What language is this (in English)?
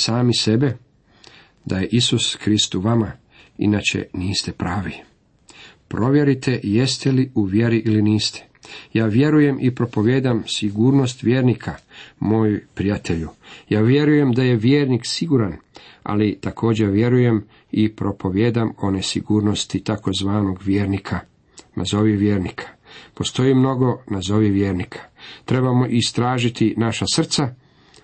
Croatian